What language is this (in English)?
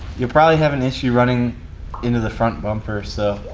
English